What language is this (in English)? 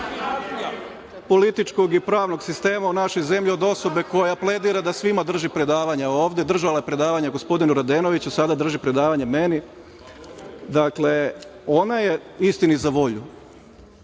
Serbian